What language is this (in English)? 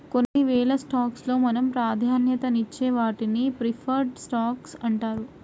Telugu